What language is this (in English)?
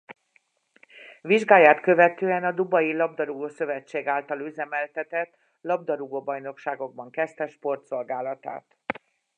Hungarian